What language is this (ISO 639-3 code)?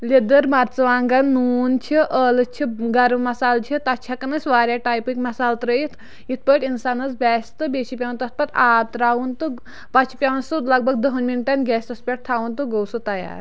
kas